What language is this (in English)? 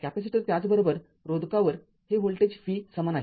Marathi